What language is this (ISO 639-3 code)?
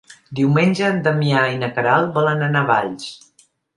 cat